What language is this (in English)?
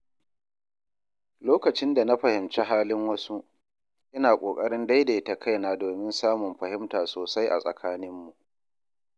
Hausa